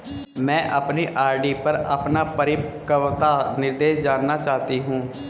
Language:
Hindi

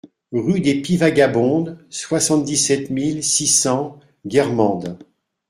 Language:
French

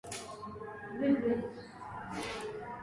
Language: Swahili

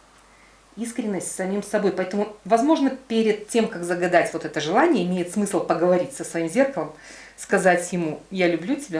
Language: Russian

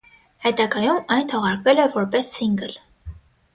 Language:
Armenian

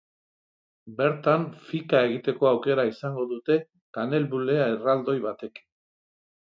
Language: Basque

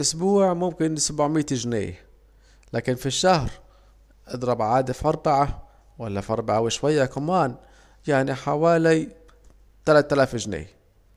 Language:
Saidi Arabic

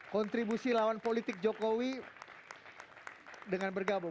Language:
Indonesian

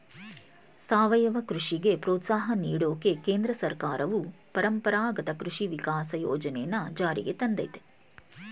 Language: Kannada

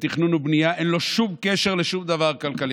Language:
Hebrew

